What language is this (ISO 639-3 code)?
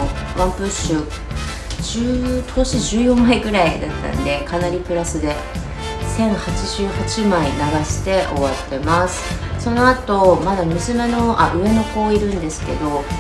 jpn